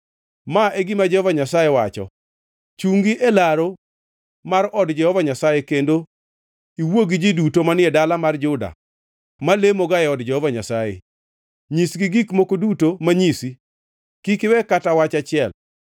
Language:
Luo (Kenya and Tanzania)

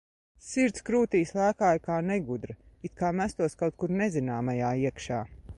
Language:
Latvian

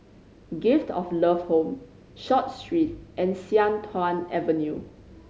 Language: English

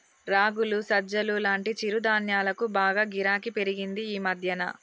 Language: Telugu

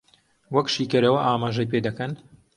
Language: Central Kurdish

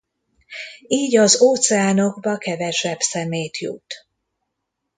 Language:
Hungarian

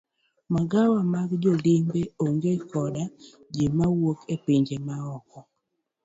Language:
Luo (Kenya and Tanzania)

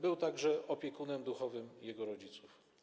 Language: Polish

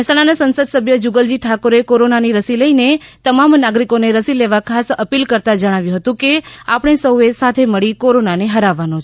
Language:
Gujarati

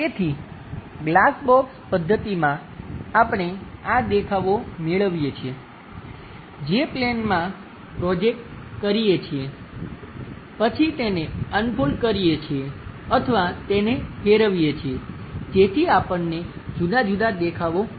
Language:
Gujarati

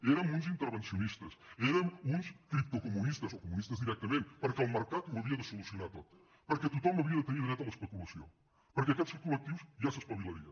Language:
Catalan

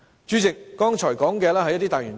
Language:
Cantonese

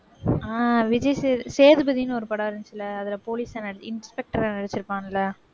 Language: Tamil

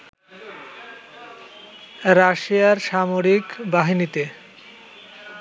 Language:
Bangla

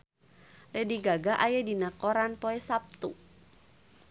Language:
Sundanese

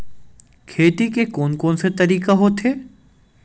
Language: Chhattisgarhi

